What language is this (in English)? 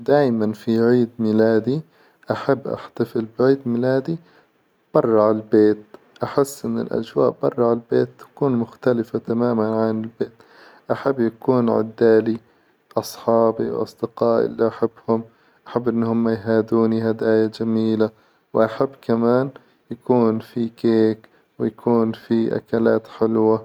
Hijazi Arabic